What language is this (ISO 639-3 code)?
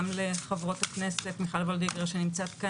heb